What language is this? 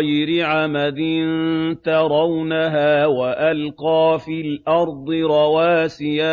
Arabic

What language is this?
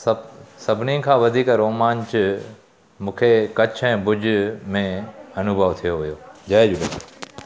Sindhi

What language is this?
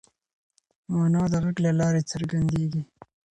Pashto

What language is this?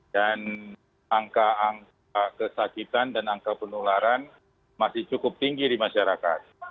Indonesian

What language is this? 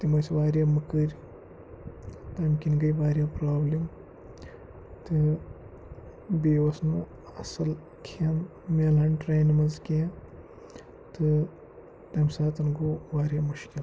Kashmiri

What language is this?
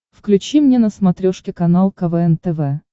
Russian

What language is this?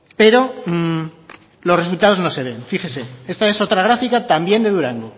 Spanish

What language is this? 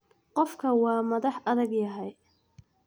Somali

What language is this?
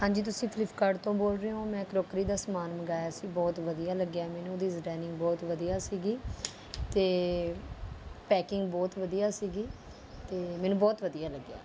Punjabi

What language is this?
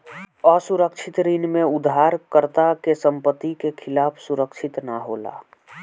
Bhojpuri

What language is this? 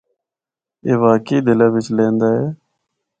Northern Hindko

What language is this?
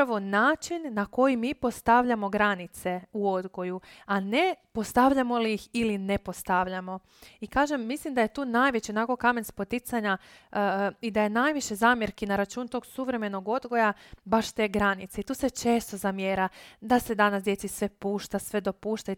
Croatian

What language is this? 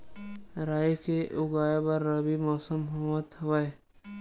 Chhattisgarhi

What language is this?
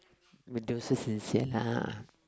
English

